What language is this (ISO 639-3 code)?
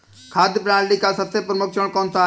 hin